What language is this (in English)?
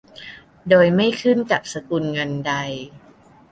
Thai